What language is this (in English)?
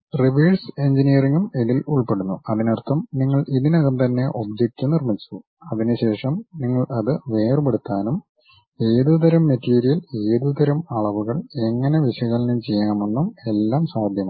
Malayalam